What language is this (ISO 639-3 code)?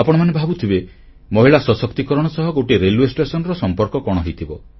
ori